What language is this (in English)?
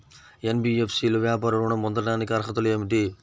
Telugu